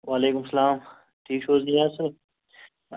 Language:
Kashmiri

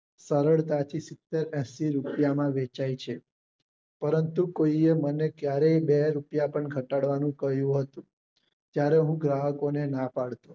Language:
Gujarati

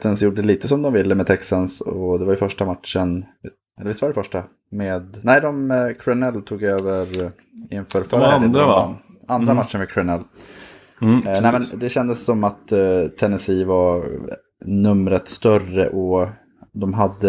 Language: Swedish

